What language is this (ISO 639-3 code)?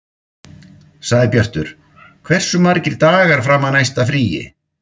isl